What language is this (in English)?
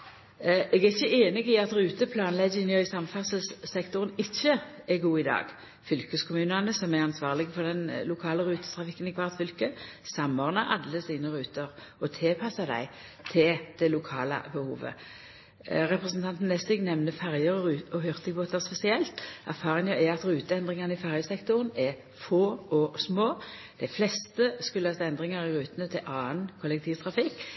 Norwegian Nynorsk